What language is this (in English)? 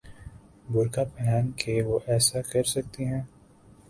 Urdu